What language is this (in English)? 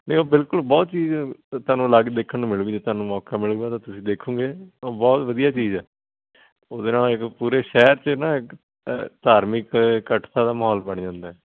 Punjabi